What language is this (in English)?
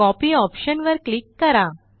Marathi